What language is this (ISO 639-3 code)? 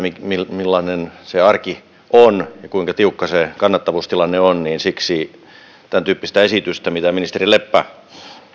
fin